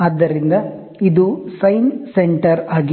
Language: Kannada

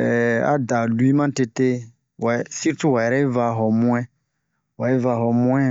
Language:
Bomu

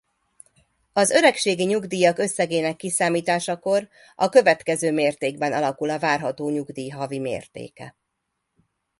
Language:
Hungarian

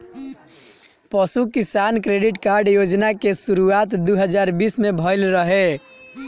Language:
Bhojpuri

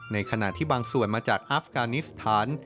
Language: Thai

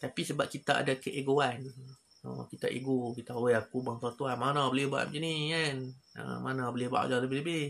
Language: Malay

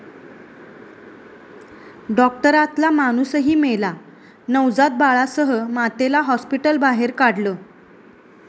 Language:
Marathi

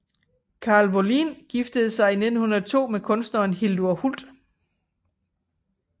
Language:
Danish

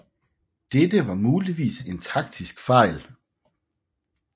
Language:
Danish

